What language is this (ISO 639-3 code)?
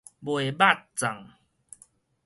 nan